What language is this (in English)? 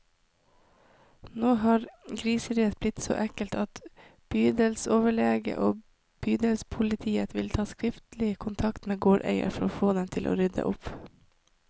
Norwegian